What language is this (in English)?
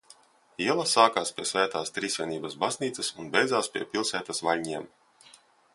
Latvian